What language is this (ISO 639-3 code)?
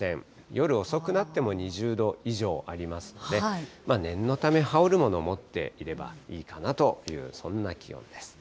jpn